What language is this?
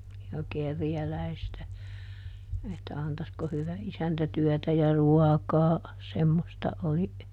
Finnish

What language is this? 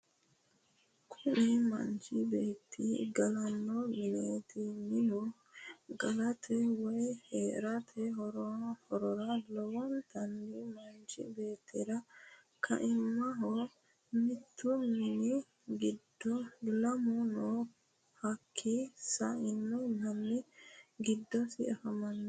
Sidamo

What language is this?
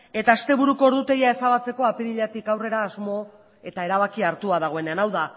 Basque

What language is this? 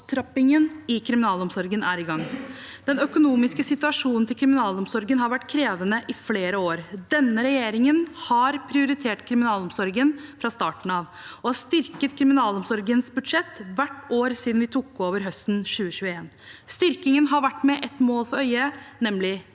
Norwegian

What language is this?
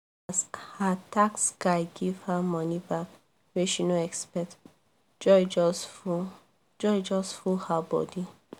Nigerian Pidgin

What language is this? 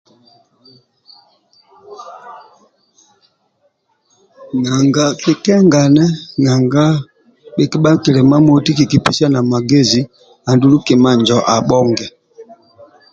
Amba (Uganda)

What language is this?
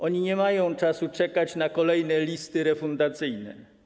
Polish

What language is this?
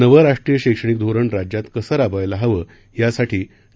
Marathi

